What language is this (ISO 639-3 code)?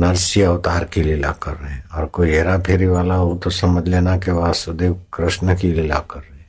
hin